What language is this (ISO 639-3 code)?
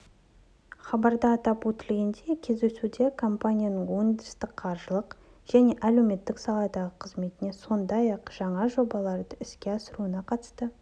kaz